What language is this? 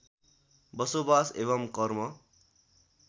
Nepali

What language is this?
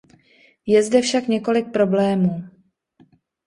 Czech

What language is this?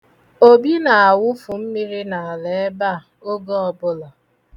Igbo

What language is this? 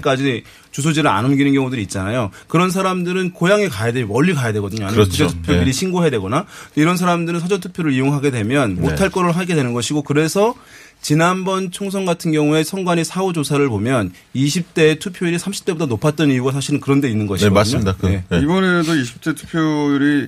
Korean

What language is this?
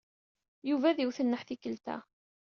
Kabyle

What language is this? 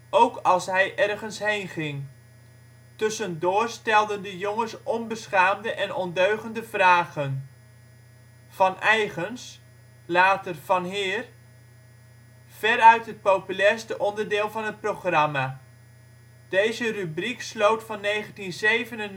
Dutch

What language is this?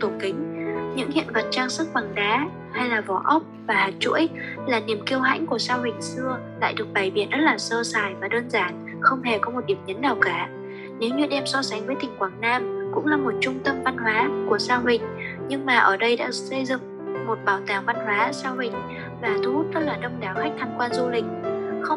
Vietnamese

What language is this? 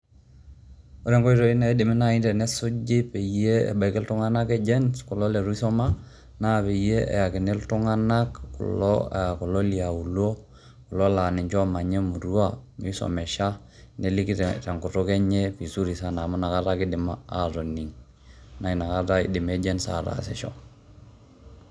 Masai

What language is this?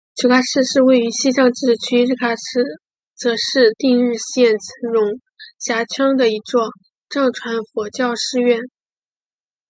Chinese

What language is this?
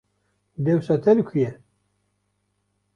Kurdish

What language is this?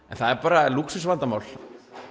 Icelandic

